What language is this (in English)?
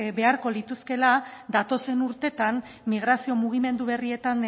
Basque